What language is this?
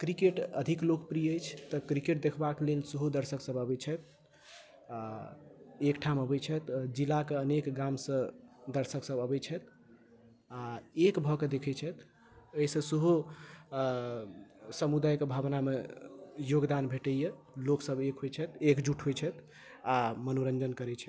Maithili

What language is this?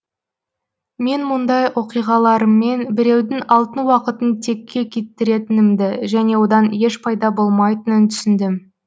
Kazakh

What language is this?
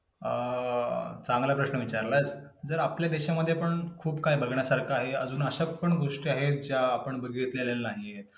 Marathi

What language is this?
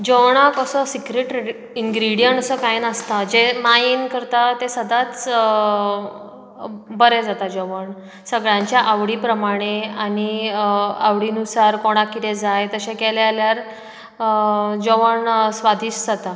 Konkani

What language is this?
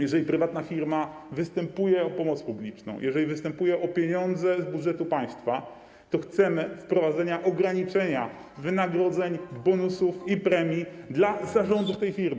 Polish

